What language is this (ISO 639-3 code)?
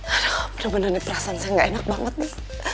ind